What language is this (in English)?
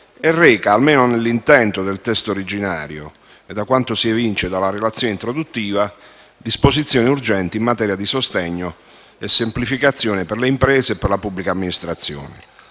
Italian